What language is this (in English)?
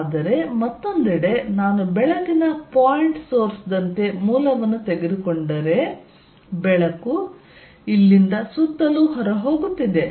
Kannada